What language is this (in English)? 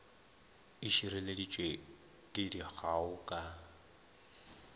Northern Sotho